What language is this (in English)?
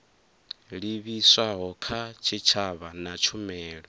Venda